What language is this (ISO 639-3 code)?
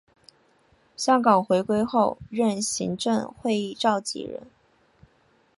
zho